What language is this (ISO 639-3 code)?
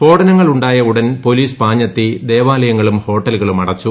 mal